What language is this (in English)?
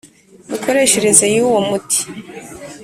Kinyarwanda